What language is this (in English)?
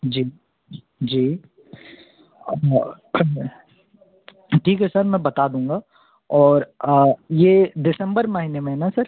Hindi